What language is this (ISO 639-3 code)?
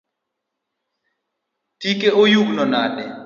luo